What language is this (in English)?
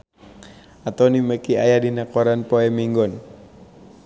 Sundanese